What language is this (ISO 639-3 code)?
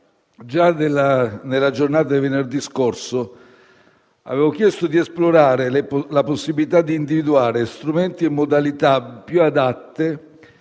ita